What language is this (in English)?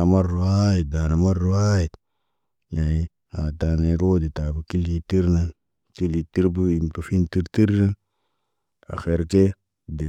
Naba